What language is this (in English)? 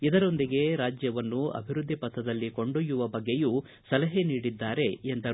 Kannada